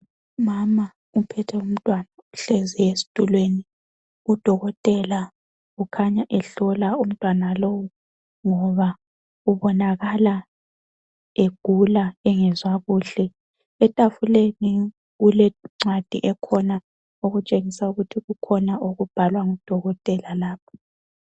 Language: North Ndebele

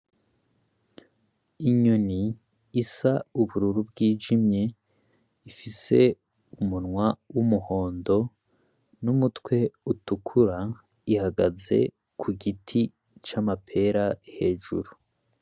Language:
Rundi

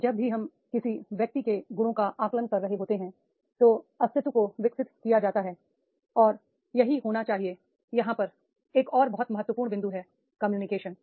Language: Hindi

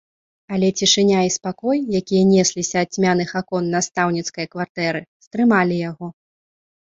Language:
Belarusian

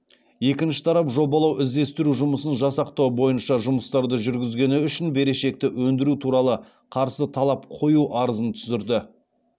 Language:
Kazakh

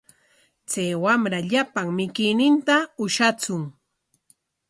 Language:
Corongo Ancash Quechua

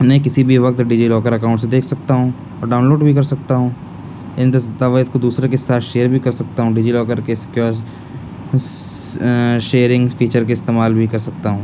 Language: Urdu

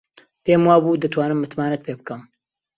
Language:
Central Kurdish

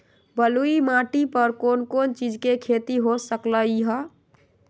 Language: Magahi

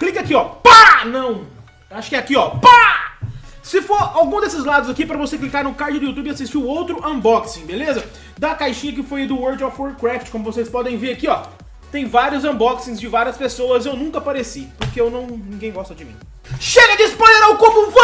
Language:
Portuguese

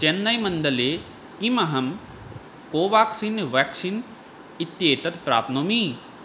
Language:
Sanskrit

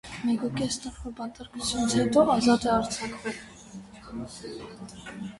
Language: Armenian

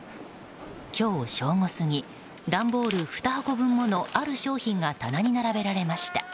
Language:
Japanese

